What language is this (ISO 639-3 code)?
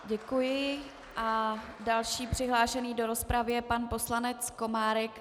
ces